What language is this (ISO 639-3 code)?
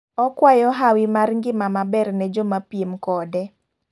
luo